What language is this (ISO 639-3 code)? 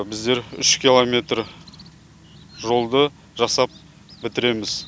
kaz